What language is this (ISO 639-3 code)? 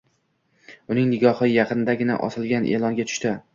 uzb